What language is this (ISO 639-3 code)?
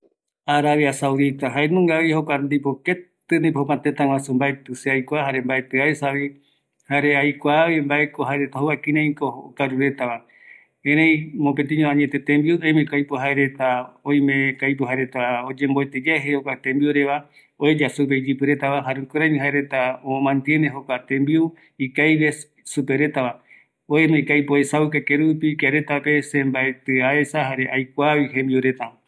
gui